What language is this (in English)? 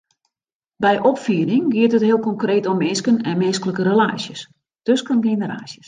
Western Frisian